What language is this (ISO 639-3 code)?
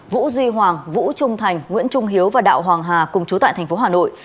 vie